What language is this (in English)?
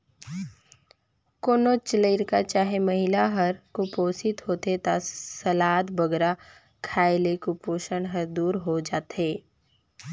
Chhattisgarhi